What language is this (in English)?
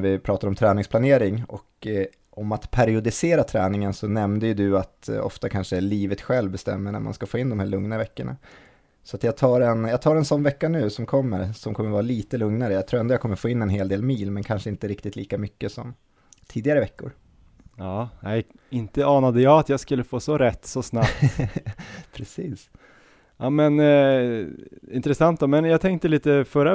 Swedish